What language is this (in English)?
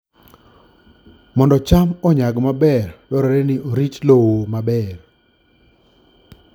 Luo (Kenya and Tanzania)